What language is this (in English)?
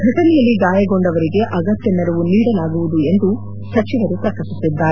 Kannada